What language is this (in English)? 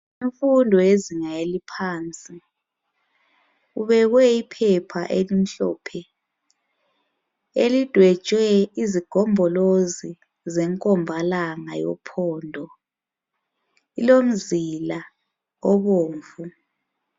North Ndebele